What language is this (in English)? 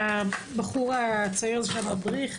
Hebrew